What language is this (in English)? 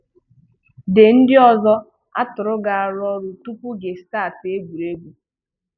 Igbo